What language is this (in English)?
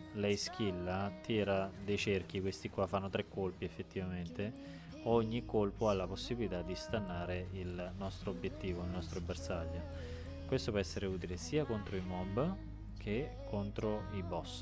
Italian